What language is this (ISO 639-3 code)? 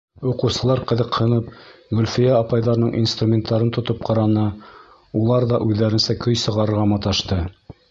bak